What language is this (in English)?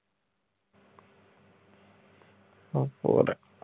Punjabi